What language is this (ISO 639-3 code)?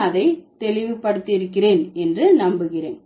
tam